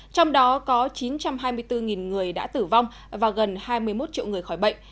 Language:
Vietnamese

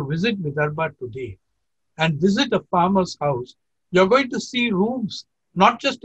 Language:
English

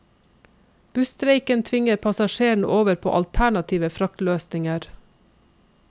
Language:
Norwegian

